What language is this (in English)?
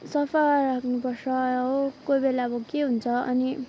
Nepali